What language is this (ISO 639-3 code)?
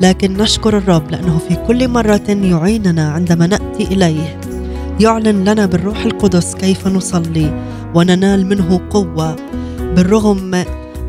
ara